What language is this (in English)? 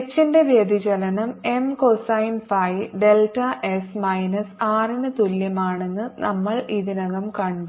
Malayalam